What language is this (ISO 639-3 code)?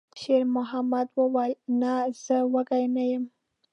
pus